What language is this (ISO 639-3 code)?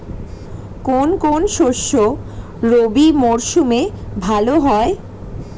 ben